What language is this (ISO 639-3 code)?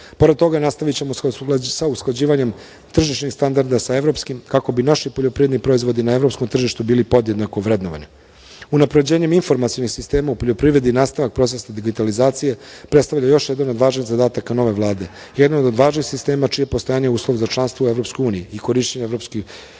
srp